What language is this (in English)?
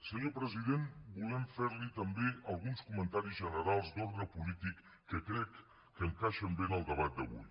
Catalan